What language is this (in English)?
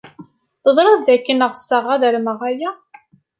Kabyle